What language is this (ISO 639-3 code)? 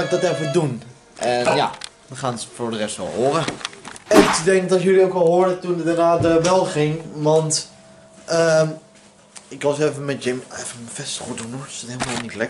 nld